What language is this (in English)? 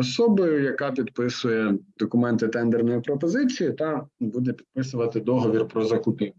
Ukrainian